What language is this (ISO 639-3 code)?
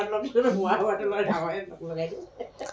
asm